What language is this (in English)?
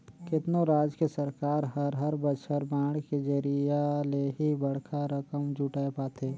Chhattisgarhi